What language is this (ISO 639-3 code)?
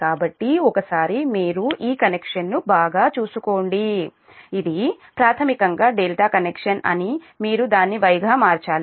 tel